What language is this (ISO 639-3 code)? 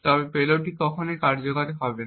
ben